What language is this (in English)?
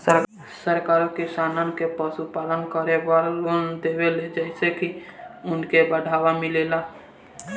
Bhojpuri